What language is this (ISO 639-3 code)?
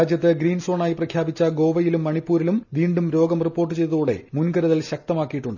mal